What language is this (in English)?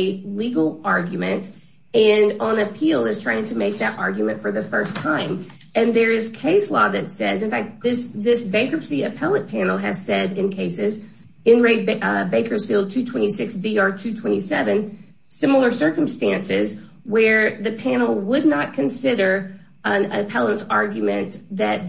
English